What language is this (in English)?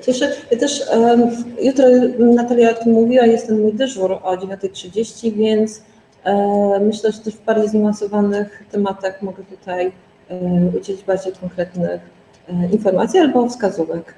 Polish